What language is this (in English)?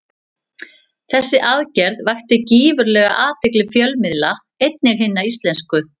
Icelandic